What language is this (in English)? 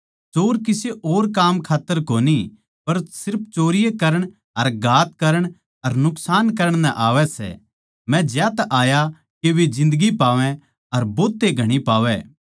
Haryanvi